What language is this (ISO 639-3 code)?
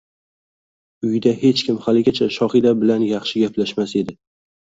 uzb